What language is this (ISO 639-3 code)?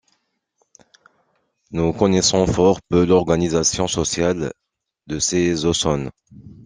fra